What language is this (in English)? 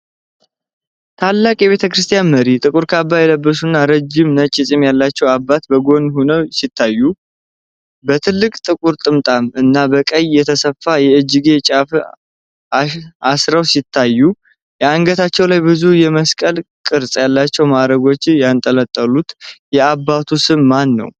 Amharic